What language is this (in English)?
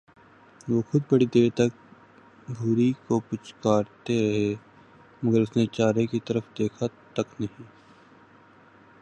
Urdu